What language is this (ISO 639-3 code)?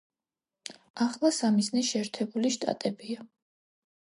kat